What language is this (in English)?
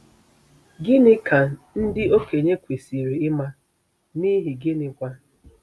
Igbo